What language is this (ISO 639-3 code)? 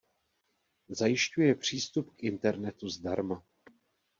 ces